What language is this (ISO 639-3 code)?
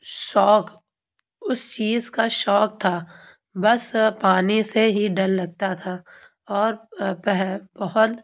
urd